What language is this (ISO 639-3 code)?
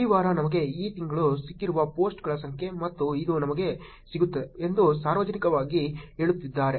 kan